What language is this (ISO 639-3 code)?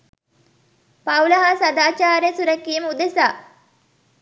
sin